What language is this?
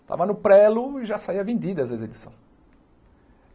Portuguese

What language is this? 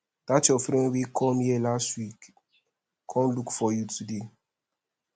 Nigerian Pidgin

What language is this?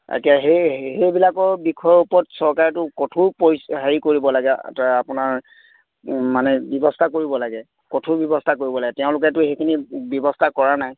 Assamese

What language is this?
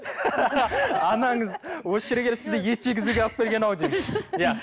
Kazakh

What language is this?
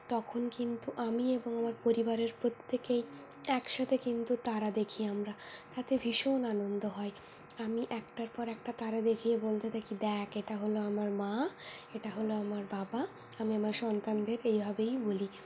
Bangla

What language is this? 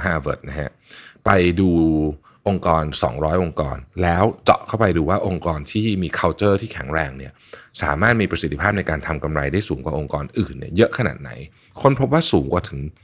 Thai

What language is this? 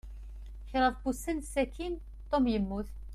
Kabyle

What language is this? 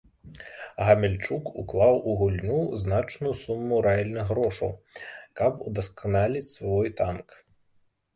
Belarusian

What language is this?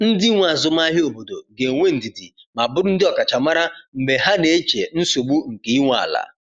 Igbo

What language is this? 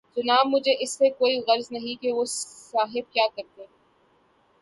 Urdu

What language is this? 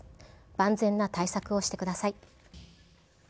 Japanese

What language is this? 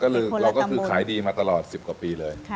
Thai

